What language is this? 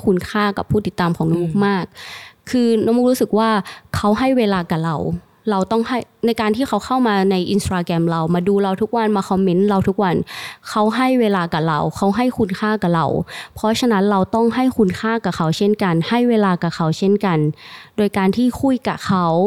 Thai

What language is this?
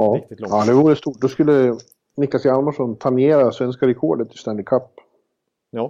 Swedish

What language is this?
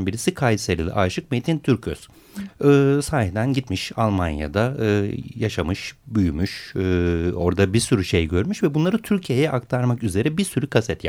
Turkish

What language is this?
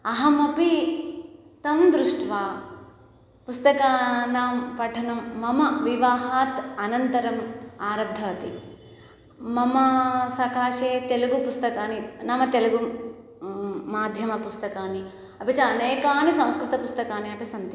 Sanskrit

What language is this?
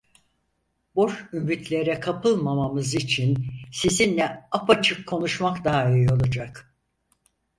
Turkish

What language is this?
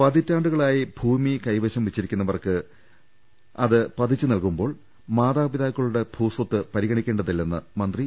Malayalam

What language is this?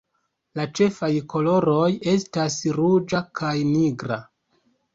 Esperanto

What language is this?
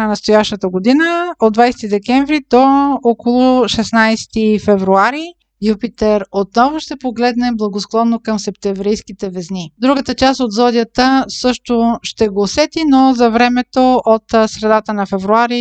Bulgarian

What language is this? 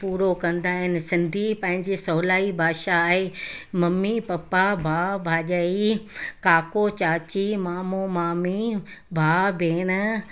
Sindhi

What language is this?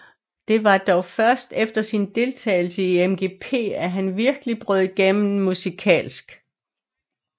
Danish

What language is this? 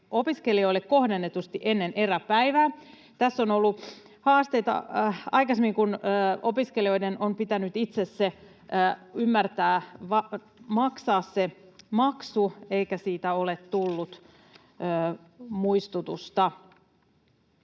Finnish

